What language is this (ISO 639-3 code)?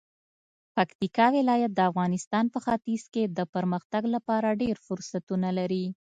pus